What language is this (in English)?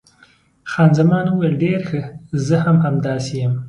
Pashto